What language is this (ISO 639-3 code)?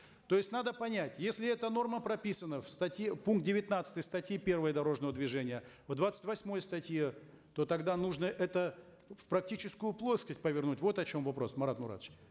kaz